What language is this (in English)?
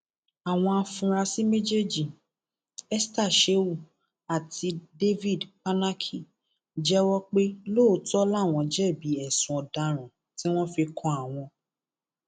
Yoruba